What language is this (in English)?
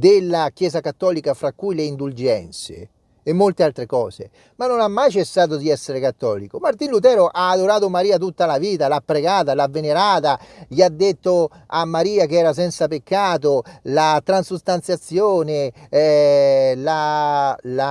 Italian